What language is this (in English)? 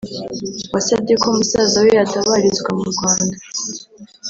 Kinyarwanda